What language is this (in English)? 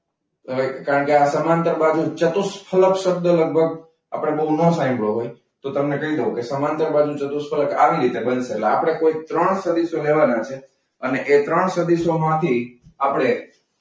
Gujarati